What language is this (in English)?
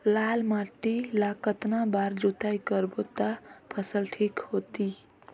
Chhattisgarhi